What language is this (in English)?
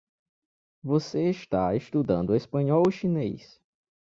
Portuguese